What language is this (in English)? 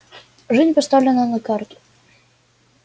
Russian